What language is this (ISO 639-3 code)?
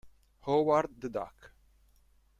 ita